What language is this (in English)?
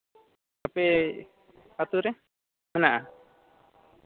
Santali